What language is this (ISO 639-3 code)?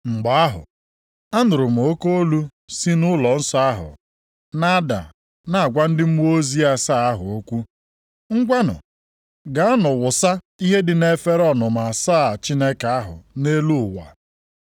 ibo